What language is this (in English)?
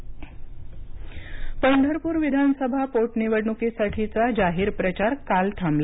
Marathi